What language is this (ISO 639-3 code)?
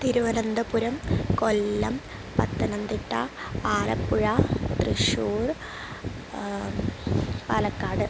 san